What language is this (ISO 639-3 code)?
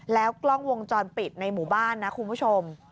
tha